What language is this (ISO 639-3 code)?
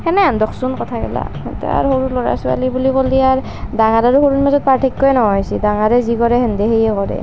asm